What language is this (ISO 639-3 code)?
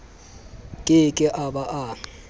sot